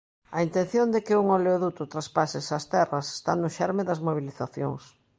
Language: Galician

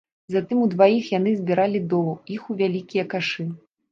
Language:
Belarusian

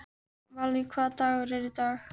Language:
Icelandic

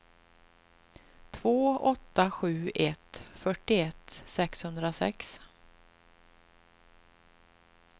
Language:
Swedish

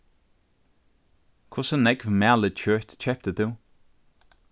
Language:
Faroese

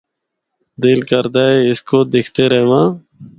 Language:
Northern Hindko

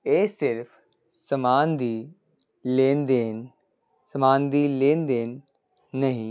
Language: Punjabi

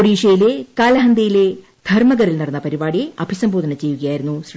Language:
Malayalam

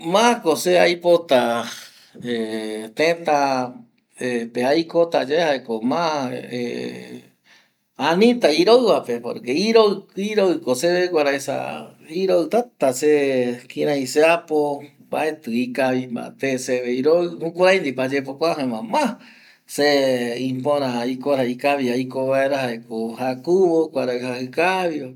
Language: Eastern Bolivian Guaraní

